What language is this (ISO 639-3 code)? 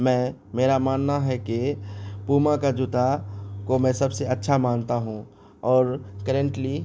urd